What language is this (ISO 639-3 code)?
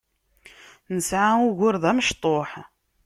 kab